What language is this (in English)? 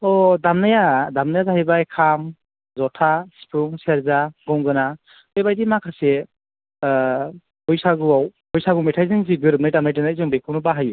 Bodo